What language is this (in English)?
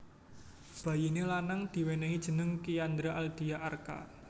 Javanese